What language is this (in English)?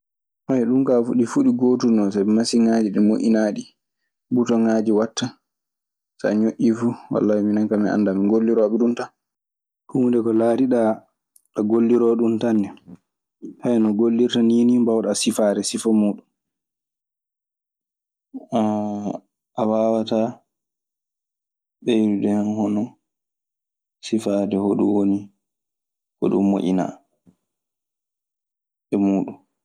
Maasina Fulfulde